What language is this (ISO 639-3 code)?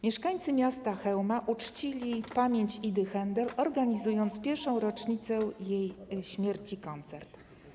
pol